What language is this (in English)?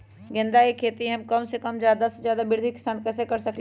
Magahi